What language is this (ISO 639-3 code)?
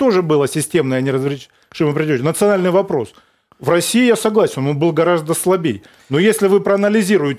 rus